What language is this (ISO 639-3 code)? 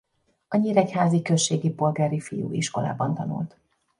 hun